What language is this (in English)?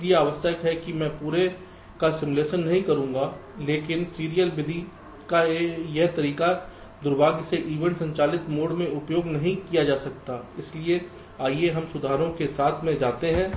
Hindi